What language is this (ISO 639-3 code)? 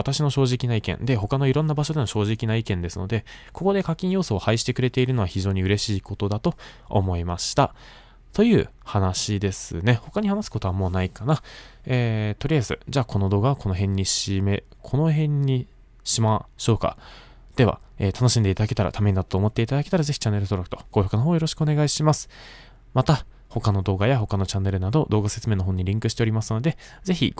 jpn